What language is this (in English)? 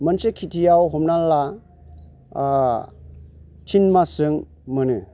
Bodo